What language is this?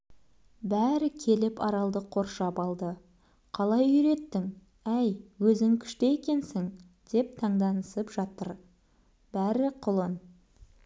Kazakh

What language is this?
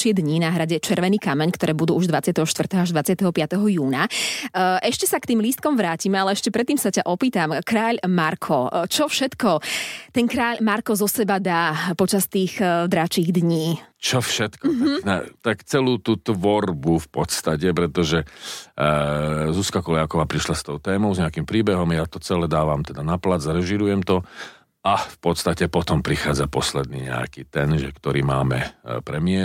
Slovak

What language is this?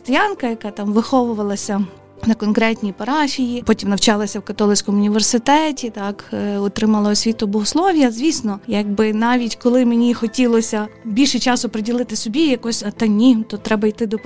Ukrainian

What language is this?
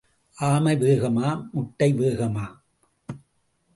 Tamil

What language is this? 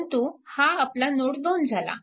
Marathi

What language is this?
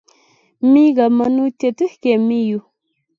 Kalenjin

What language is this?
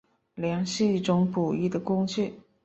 Chinese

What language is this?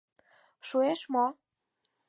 Mari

